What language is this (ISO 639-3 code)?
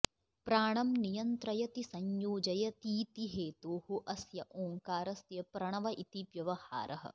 san